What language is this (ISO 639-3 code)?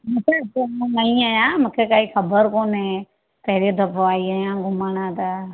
snd